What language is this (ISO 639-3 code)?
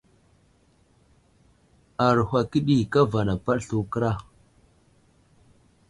udl